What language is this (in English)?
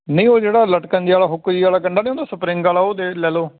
Punjabi